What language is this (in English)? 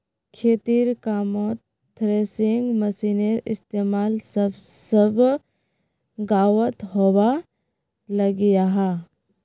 Magahi